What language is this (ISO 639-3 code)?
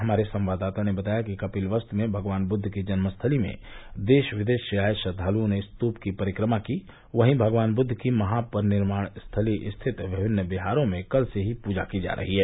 hin